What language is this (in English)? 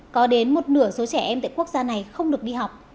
Vietnamese